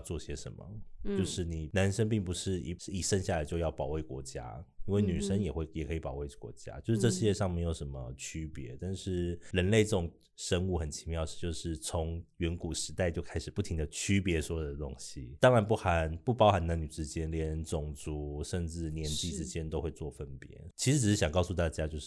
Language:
Chinese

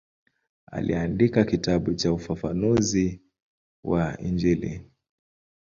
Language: Swahili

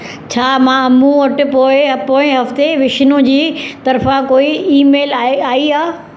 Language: Sindhi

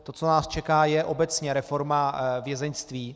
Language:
Czech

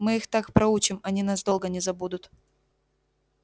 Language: Russian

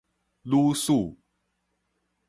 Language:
Min Nan Chinese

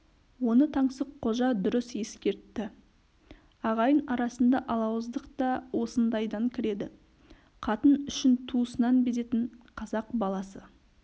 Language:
Kazakh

